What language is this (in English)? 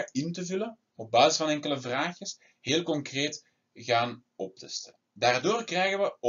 Dutch